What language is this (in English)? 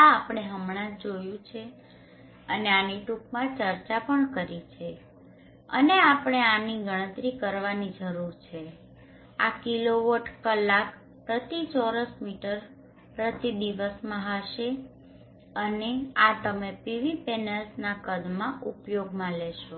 Gujarati